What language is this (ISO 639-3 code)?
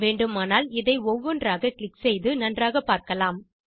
tam